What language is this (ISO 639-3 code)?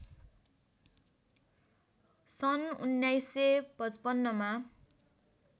nep